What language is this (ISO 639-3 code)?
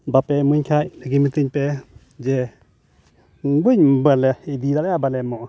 sat